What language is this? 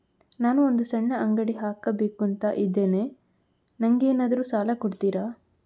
Kannada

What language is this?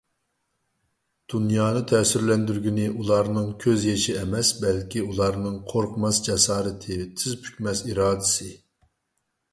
Uyghur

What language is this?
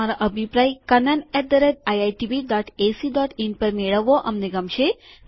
Gujarati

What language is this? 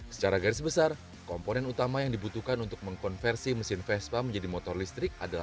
Indonesian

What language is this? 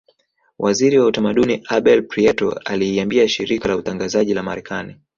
Swahili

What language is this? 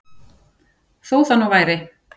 Icelandic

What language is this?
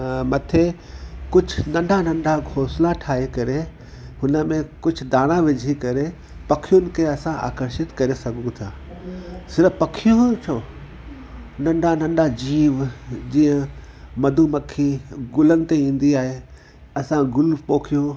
Sindhi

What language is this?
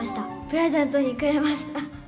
Japanese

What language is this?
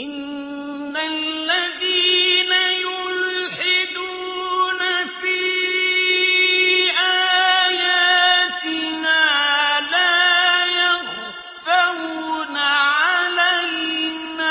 Arabic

